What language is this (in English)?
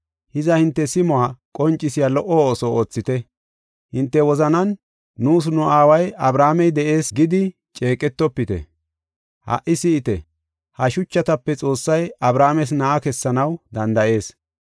Gofa